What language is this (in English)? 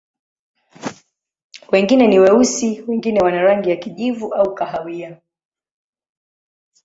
Swahili